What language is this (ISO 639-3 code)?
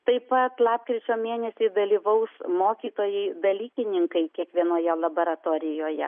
lit